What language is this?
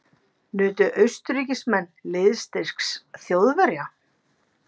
Icelandic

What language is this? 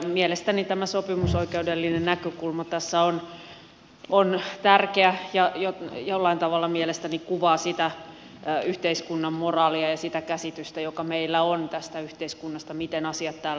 Finnish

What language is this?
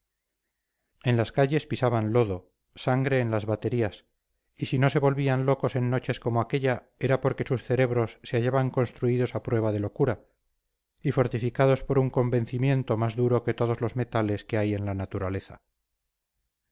Spanish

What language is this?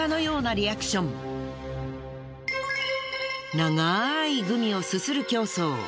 Japanese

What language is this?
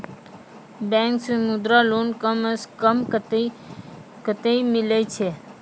Maithili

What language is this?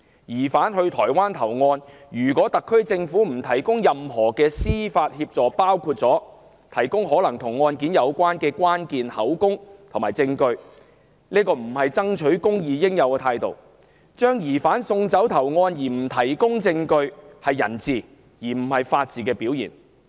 Cantonese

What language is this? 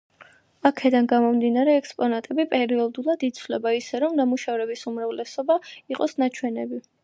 Georgian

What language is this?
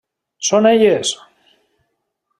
Catalan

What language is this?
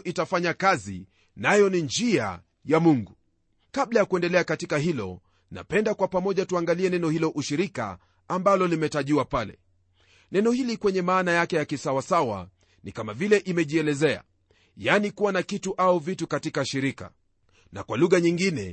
Swahili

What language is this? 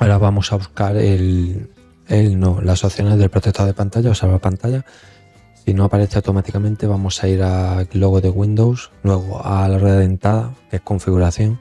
Spanish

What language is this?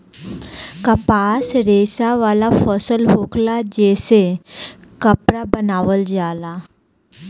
Bhojpuri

